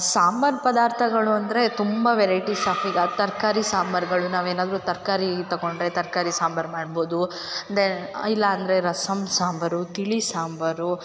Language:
Kannada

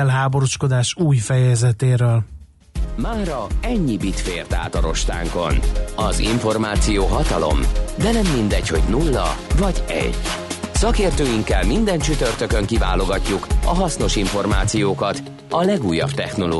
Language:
Hungarian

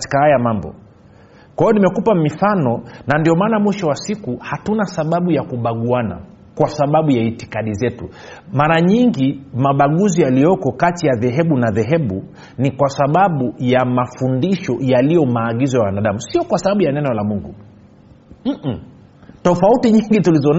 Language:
Swahili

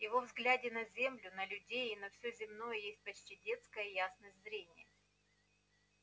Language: Russian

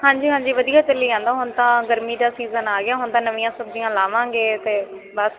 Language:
Punjabi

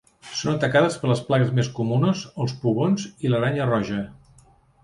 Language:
Catalan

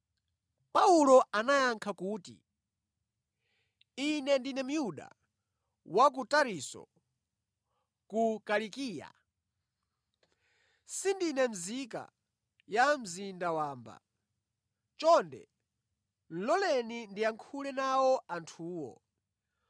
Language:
Nyanja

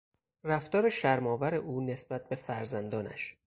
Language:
Persian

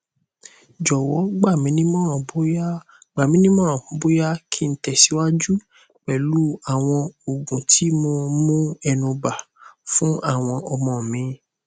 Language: Yoruba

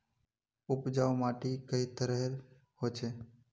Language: Magahi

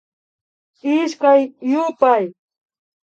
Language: Imbabura Highland Quichua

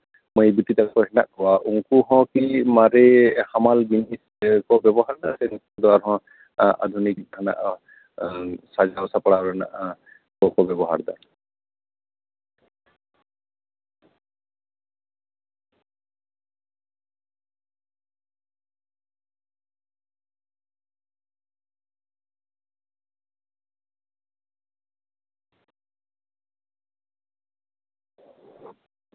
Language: Santali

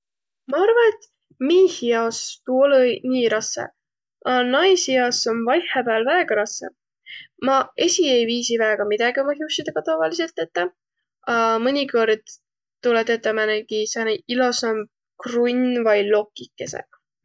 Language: Võro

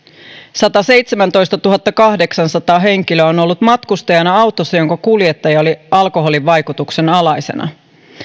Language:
Finnish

